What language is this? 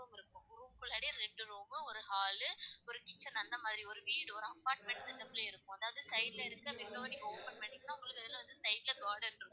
Tamil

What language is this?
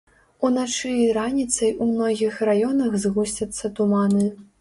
Belarusian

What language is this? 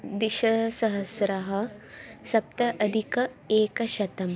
Sanskrit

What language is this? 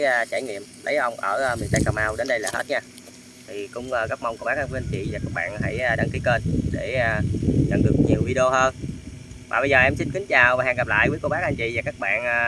Vietnamese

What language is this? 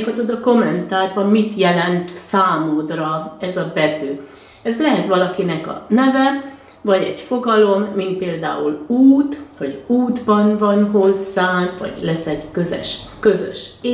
Hungarian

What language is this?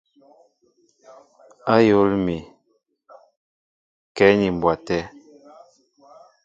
Mbo (Cameroon)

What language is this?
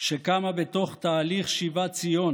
Hebrew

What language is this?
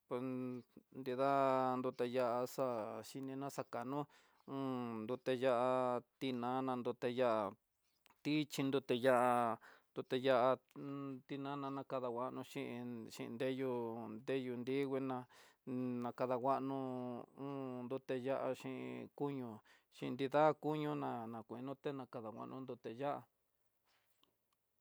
Tidaá Mixtec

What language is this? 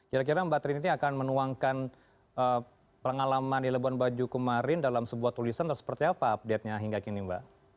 Indonesian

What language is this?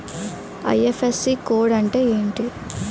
Telugu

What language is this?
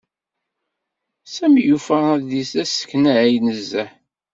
Kabyle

